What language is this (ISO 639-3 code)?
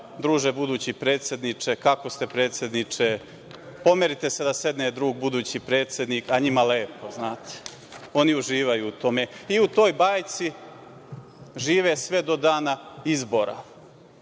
srp